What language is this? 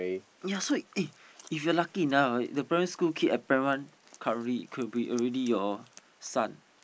English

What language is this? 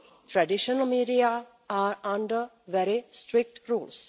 English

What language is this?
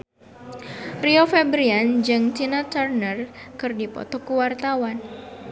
Sundanese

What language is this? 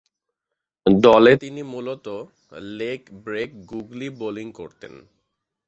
Bangla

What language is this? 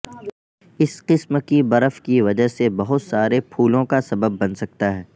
Urdu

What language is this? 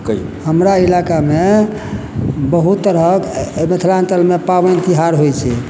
Maithili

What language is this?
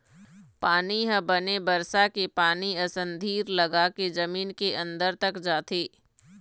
Chhattisgarhi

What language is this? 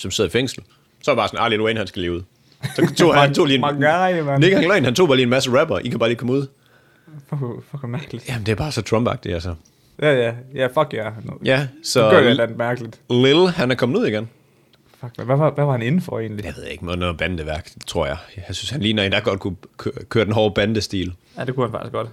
Danish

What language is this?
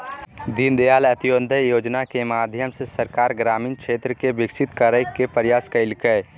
Magahi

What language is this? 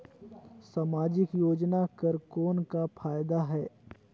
Chhattisgarhi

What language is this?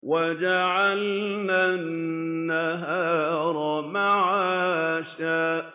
Arabic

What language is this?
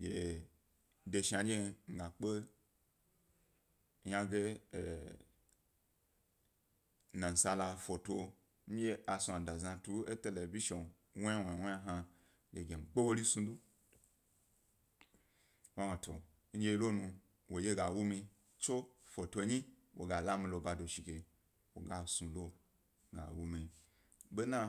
Gbari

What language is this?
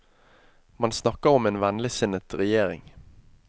Norwegian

